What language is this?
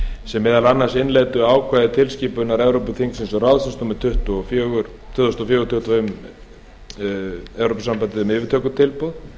Icelandic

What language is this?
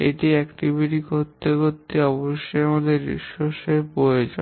Bangla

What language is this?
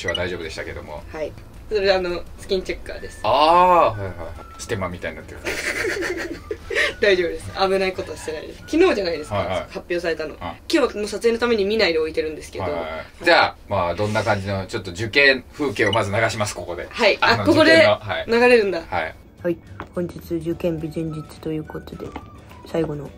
Japanese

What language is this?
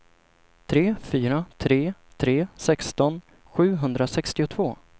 Swedish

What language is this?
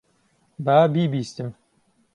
Central Kurdish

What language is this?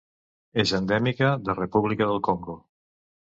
Catalan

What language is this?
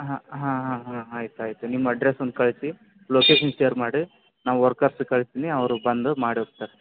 Kannada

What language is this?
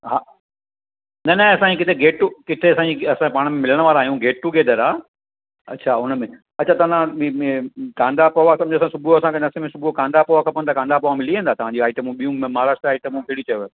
Sindhi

